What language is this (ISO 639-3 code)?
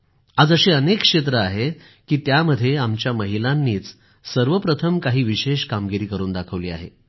mar